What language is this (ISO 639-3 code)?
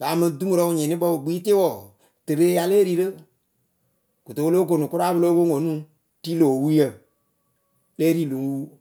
keu